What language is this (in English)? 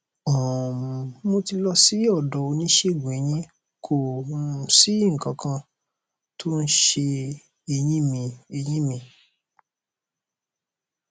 Yoruba